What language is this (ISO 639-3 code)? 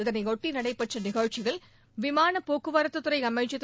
tam